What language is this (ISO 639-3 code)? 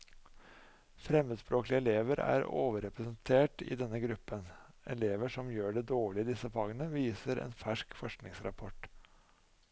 nor